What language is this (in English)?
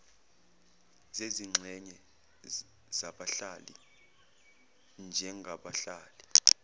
Zulu